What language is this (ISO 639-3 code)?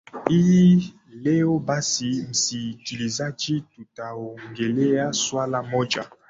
swa